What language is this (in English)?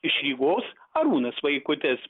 Lithuanian